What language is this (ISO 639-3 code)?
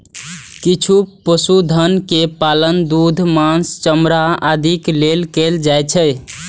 mai